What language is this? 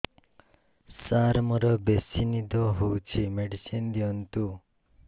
Odia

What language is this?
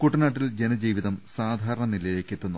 Malayalam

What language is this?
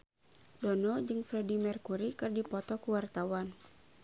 Sundanese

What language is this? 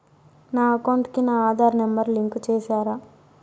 Telugu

